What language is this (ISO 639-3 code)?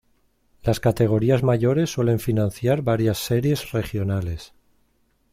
spa